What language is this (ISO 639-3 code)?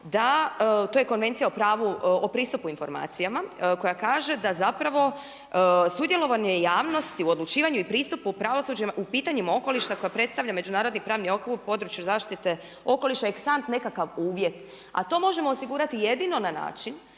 hrv